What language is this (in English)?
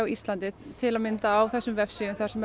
Icelandic